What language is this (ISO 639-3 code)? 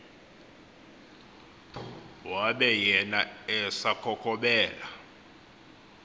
xho